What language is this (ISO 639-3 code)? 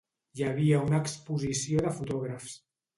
cat